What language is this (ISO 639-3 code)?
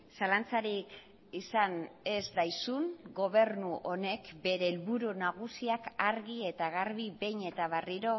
eus